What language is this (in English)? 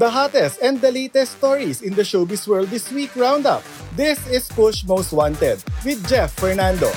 Filipino